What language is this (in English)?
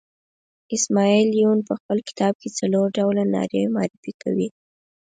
Pashto